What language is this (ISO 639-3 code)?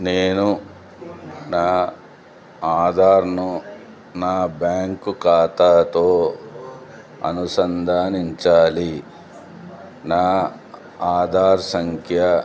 tel